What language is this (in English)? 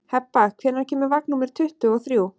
Icelandic